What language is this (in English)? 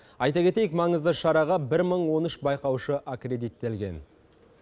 Kazakh